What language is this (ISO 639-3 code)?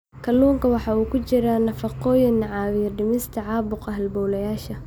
som